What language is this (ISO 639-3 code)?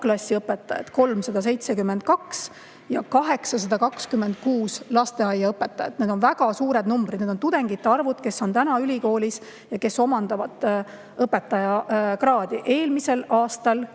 est